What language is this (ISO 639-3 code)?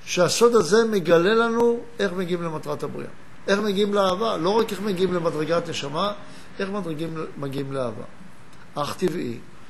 heb